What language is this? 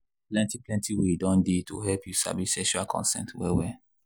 Nigerian Pidgin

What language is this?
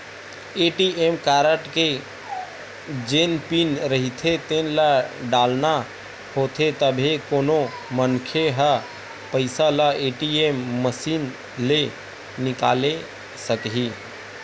Chhattisgarhi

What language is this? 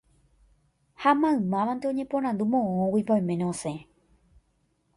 Guarani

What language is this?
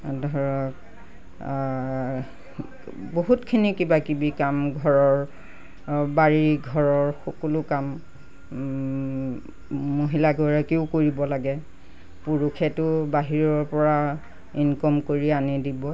Assamese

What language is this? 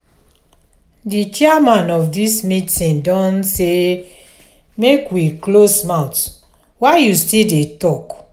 Nigerian Pidgin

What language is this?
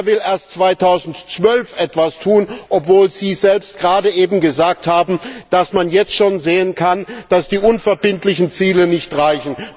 German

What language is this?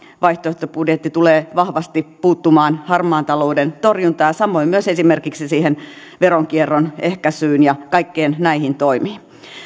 Finnish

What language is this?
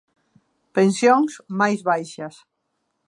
Galician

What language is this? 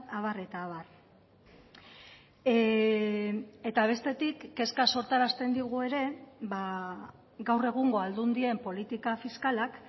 Basque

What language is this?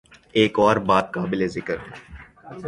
Urdu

